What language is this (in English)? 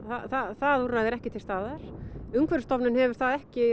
Icelandic